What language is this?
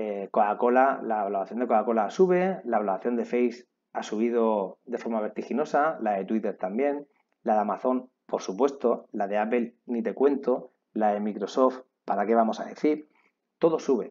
Spanish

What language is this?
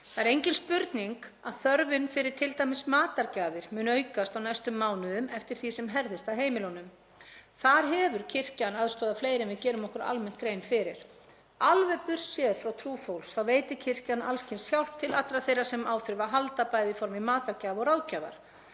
Icelandic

